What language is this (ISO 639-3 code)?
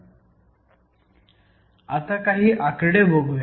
mar